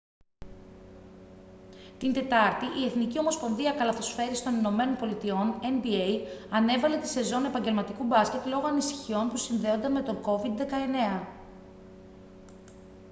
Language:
Greek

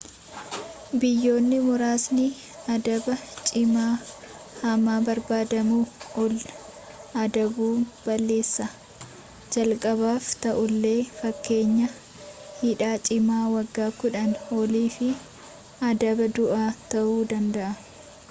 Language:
Oromo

